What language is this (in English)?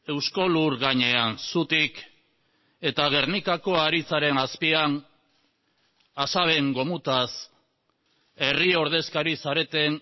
Basque